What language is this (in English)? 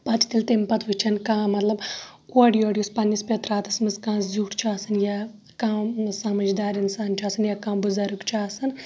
Kashmiri